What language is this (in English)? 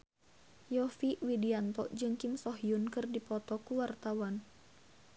Sundanese